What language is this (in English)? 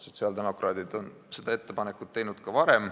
Estonian